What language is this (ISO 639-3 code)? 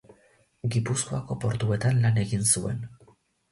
eus